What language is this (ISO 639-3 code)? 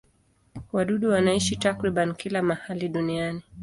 swa